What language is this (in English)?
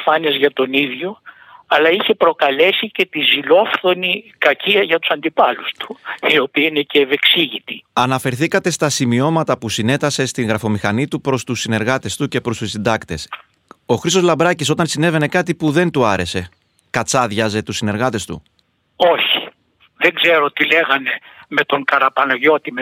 Greek